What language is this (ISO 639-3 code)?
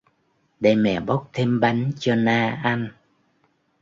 vie